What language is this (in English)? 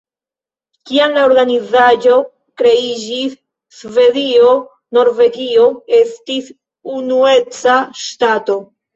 Esperanto